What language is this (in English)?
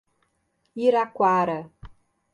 Portuguese